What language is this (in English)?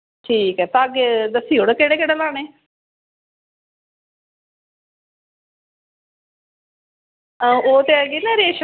Dogri